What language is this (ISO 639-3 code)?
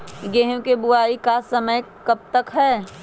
mag